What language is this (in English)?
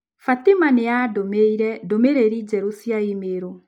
Kikuyu